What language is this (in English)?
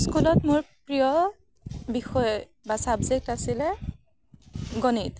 Assamese